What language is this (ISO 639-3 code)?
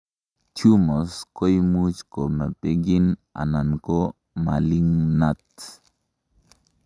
kln